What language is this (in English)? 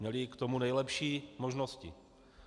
Czech